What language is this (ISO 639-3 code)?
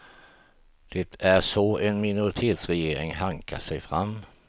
swe